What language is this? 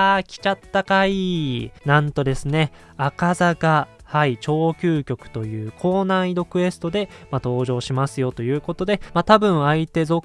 Japanese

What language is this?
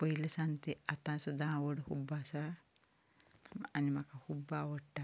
Konkani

